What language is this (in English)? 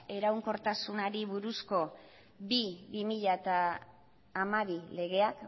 Basque